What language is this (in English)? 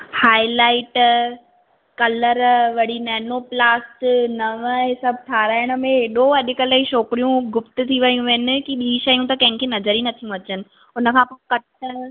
Sindhi